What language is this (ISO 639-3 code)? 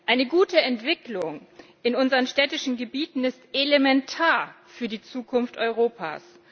deu